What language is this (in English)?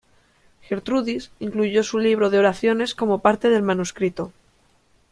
Spanish